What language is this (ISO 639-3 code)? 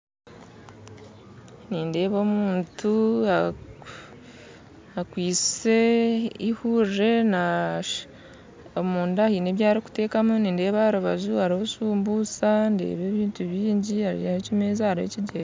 nyn